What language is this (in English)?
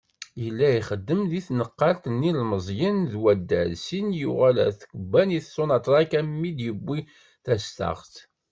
Kabyle